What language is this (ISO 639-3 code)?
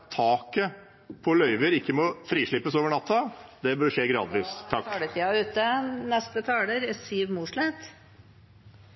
nor